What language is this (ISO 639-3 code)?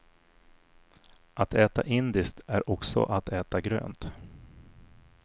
swe